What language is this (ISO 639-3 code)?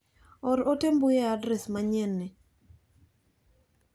luo